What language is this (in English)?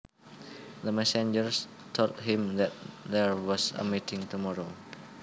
Javanese